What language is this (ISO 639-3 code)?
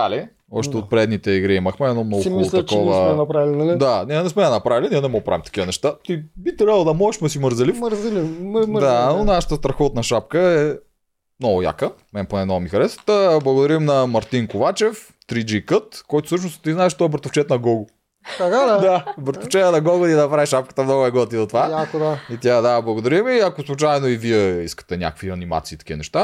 bul